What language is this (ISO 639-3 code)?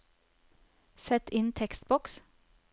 nor